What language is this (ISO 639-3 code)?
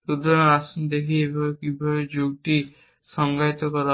ben